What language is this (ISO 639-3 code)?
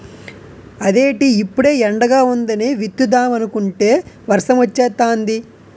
tel